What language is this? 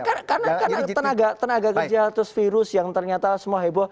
Indonesian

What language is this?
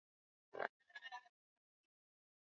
Swahili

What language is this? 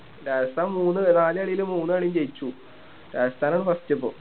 Malayalam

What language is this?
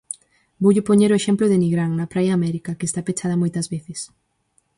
Galician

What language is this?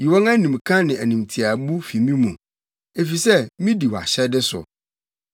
Akan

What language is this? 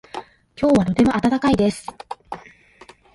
Japanese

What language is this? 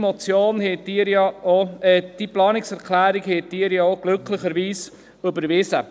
Swiss German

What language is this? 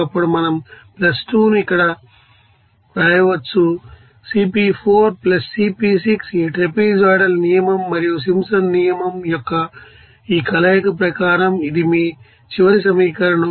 Telugu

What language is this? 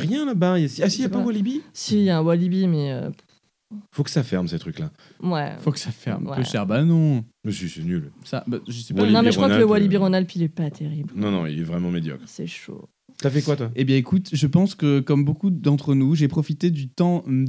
French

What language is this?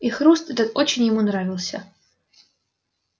Russian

